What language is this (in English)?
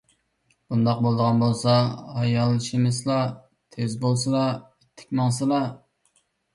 Uyghur